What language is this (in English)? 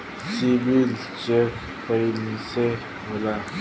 Bhojpuri